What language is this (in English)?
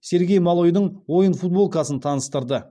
Kazakh